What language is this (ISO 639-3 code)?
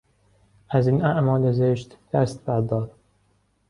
fas